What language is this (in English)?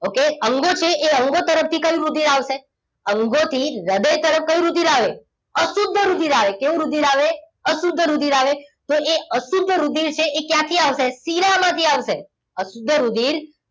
Gujarati